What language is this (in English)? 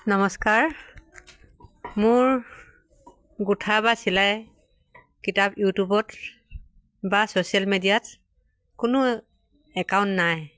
Assamese